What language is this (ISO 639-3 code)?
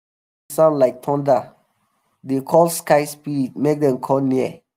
pcm